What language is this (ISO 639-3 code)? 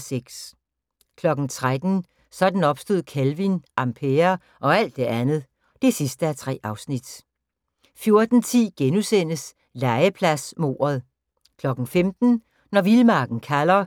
dan